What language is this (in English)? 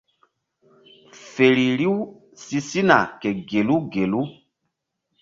Mbum